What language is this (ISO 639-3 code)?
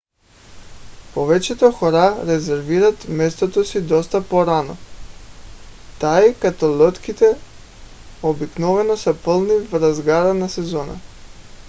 bul